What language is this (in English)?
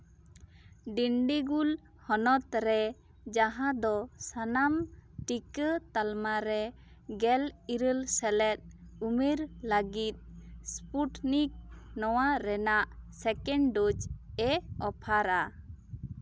Santali